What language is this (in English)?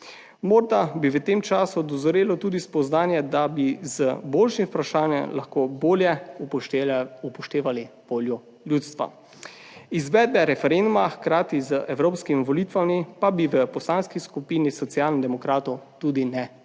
Slovenian